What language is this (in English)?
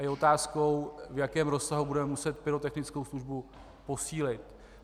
Czech